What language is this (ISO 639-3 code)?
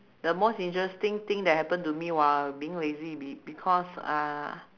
eng